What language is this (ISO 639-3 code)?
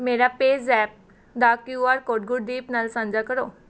pan